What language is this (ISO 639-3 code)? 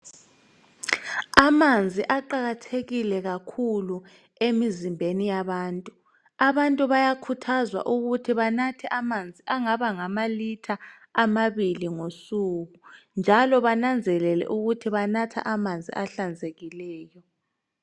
nde